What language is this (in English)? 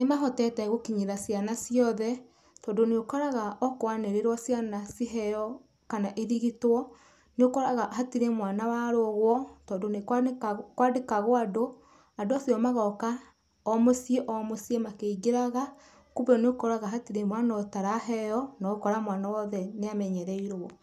Kikuyu